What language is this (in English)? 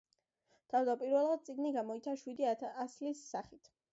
Georgian